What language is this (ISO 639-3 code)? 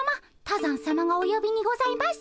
jpn